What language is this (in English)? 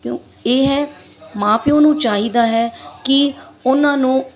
Punjabi